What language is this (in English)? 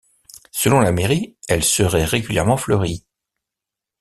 French